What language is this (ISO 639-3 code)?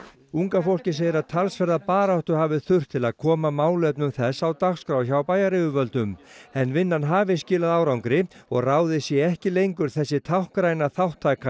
isl